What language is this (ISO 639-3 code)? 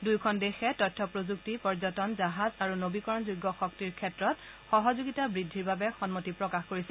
asm